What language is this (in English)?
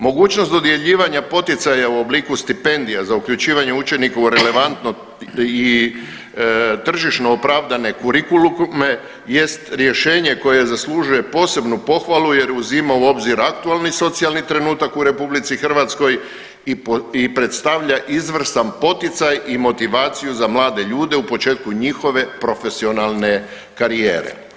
Croatian